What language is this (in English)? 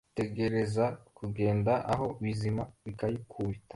Kinyarwanda